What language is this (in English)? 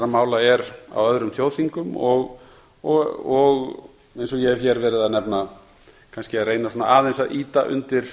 Icelandic